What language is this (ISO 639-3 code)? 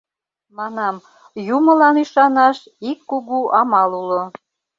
chm